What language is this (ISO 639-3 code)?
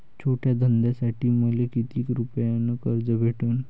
mar